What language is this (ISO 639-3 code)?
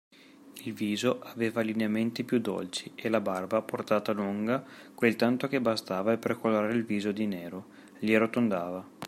ita